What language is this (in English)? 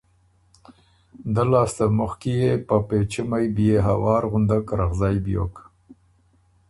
Ormuri